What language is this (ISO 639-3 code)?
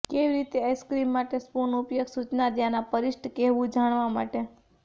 guj